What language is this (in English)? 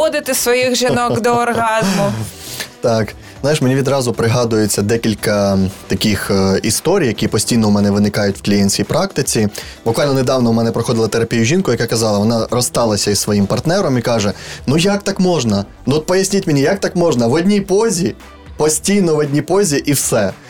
Ukrainian